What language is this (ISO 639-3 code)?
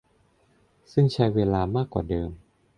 tha